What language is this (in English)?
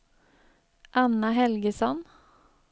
Swedish